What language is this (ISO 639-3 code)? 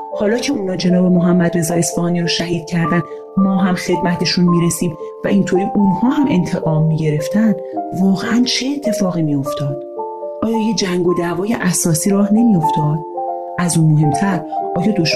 fas